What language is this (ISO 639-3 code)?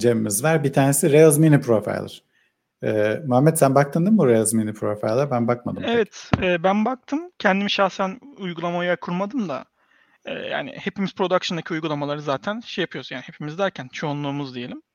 tur